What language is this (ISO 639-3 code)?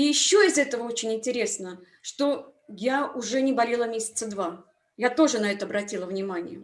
rus